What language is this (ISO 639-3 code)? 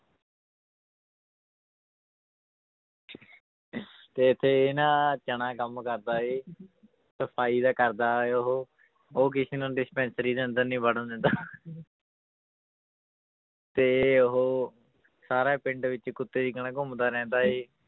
pan